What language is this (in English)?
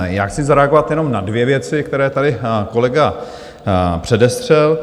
Czech